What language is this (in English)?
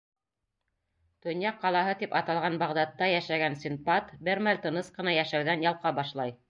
Bashkir